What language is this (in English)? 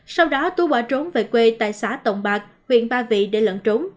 Vietnamese